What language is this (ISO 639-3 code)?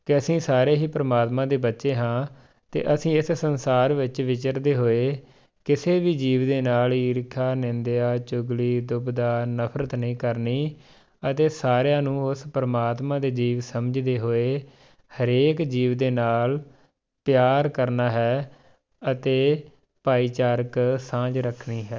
pan